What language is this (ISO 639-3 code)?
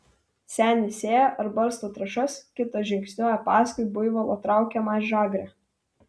lit